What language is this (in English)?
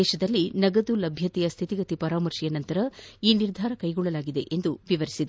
Kannada